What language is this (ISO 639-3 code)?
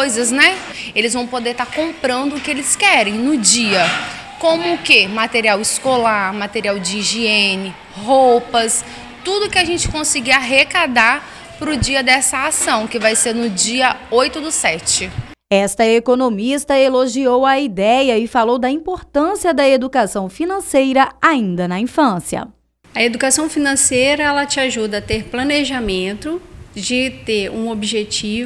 por